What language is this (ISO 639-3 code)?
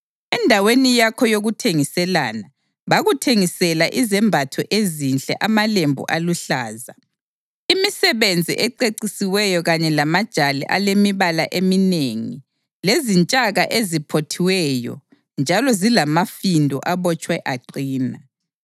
nde